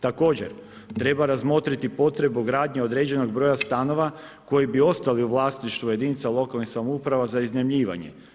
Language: Croatian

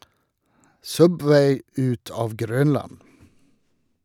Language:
Norwegian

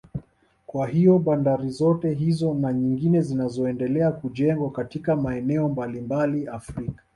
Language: Swahili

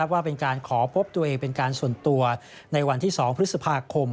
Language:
Thai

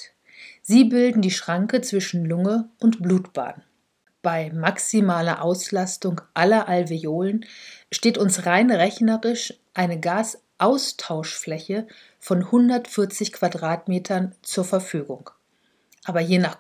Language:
German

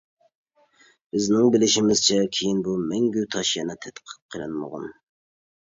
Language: Uyghur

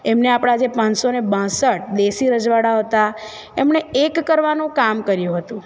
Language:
Gujarati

